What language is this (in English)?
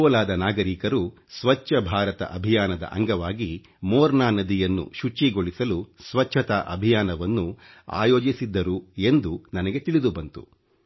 Kannada